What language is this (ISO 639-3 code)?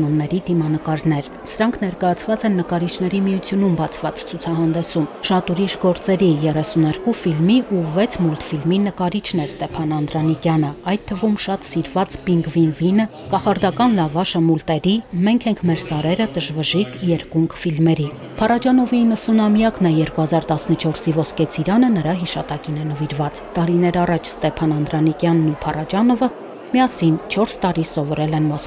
ron